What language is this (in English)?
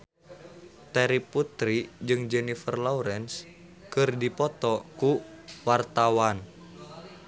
Sundanese